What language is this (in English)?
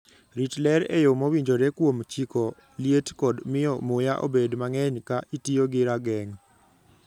Luo (Kenya and Tanzania)